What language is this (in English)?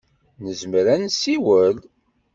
Kabyle